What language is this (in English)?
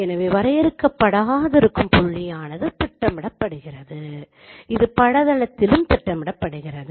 Tamil